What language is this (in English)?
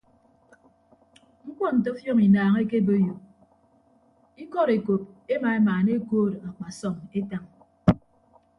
Ibibio